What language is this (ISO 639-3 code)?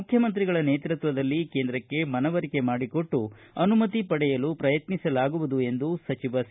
kan